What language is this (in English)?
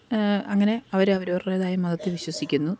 Malayalam